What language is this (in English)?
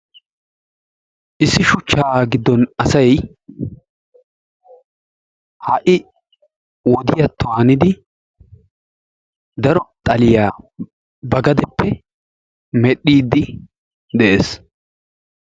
Wolaytta